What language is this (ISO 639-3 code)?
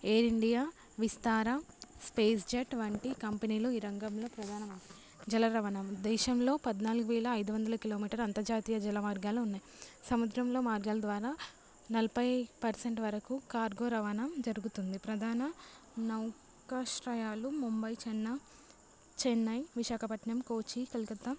tel